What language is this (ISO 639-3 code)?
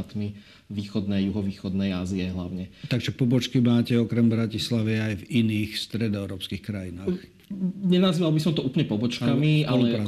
slk